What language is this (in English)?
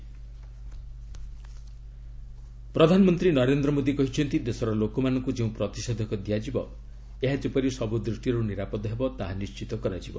Odia